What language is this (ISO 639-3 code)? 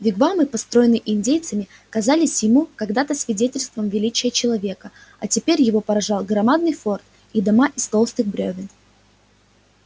rus